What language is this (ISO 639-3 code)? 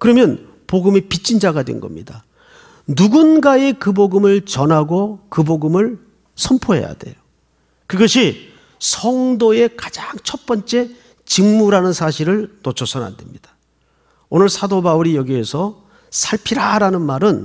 kor